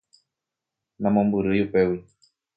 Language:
Guarani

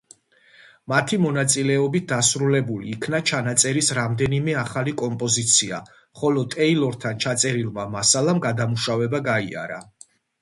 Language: Georgian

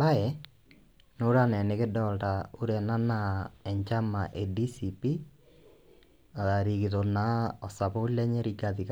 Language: Masai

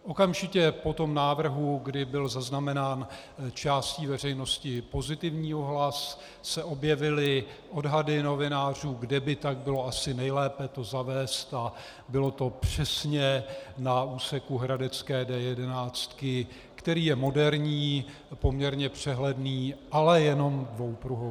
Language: Czech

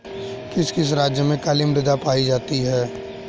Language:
Hindi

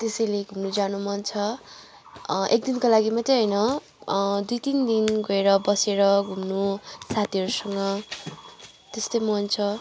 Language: Nepali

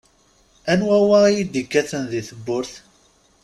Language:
Kabyle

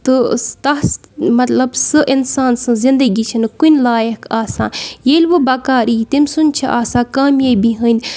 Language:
Kashmiri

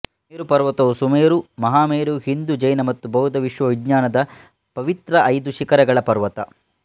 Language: Kannada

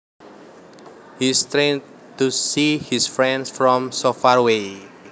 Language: Javanese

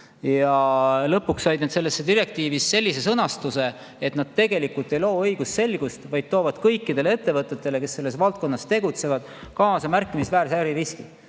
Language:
Estonian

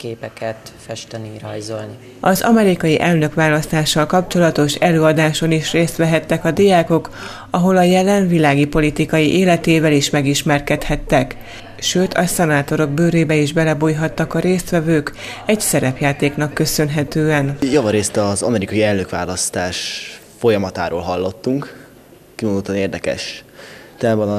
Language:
Hungarian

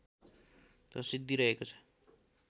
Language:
Nepali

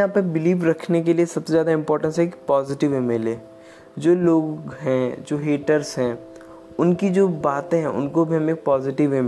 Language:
Hindi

